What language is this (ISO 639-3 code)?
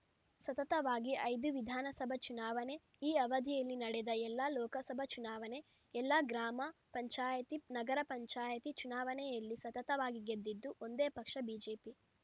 kan